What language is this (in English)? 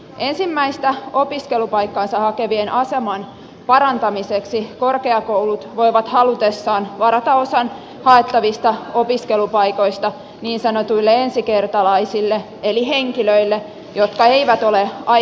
Finnish